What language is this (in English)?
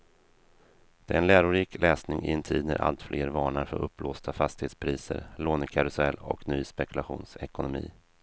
Swedish